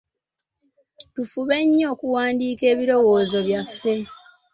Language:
Ganda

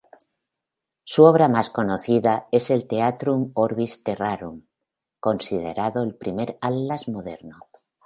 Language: Spanish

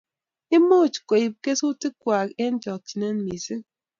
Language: Kalenjin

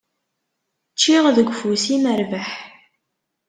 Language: Kabyle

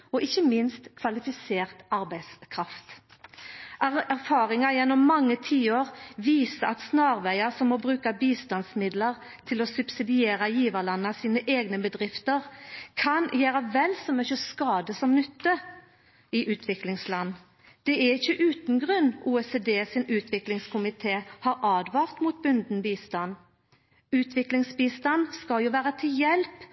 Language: Norwegian Nynorsk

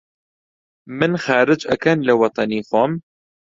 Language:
Central Kurdish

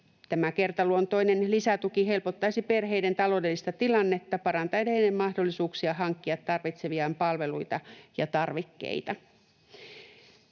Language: Finnish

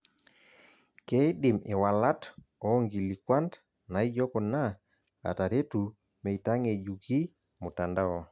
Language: Masai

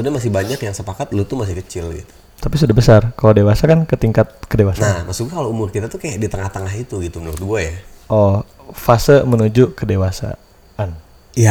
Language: Indonesian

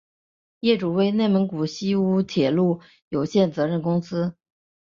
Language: Chinese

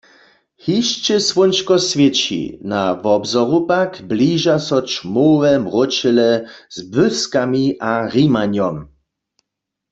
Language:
Upper Sorbian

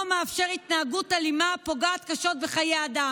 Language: Hebrew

